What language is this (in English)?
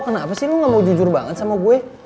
Indonesian